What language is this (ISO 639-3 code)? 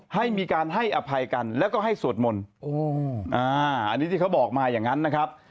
tha